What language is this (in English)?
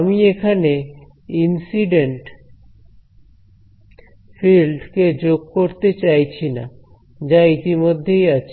Bangla